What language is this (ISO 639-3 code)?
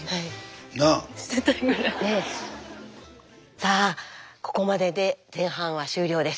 jpn